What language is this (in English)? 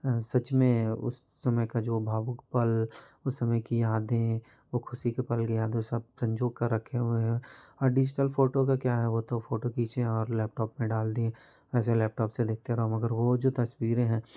Hindi